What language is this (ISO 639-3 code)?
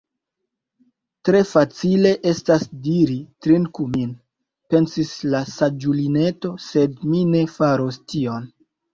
epo